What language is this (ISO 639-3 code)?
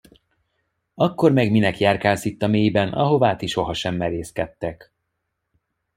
hun